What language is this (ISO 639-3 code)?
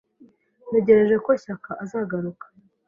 kin